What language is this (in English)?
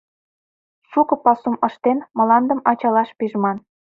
Mari